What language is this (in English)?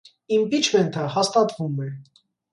Armenian